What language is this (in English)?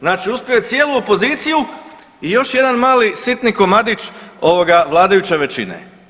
Croatian